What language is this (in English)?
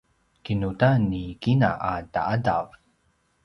Paiwan